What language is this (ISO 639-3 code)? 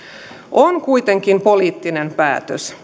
fin